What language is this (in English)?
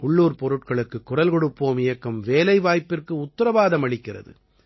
Tamil